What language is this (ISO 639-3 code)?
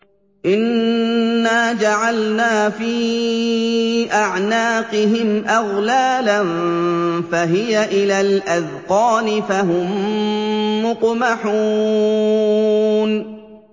ara